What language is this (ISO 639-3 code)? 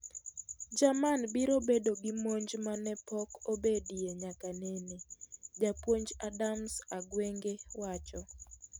luo